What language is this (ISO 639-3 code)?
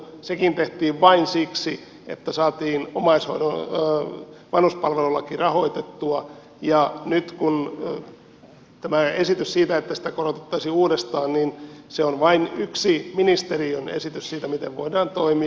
fin